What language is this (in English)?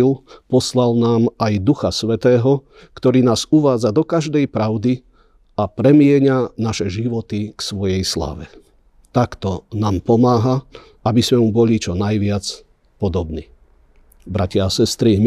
Slovak